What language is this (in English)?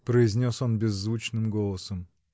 Russian